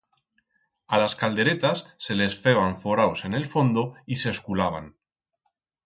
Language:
Aragonese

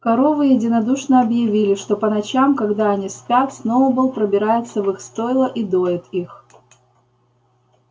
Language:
Russian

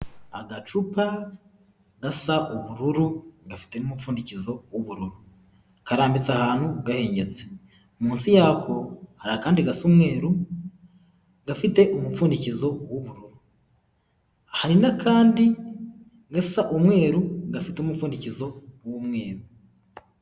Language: Kinyarwanda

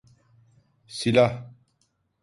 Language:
Turkish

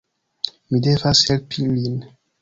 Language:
Esperanto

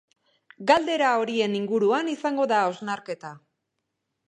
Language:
Basque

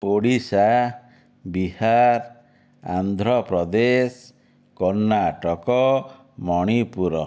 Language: Odia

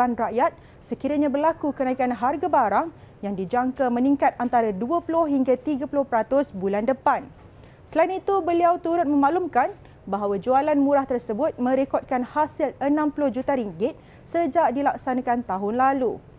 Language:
Malay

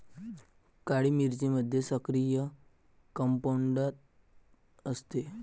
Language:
Marathi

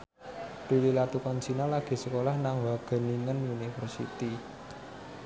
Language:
Javanese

